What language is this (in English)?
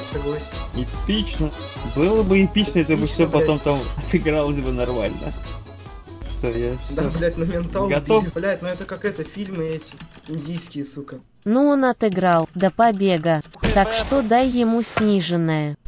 Russian